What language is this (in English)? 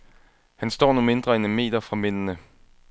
Danish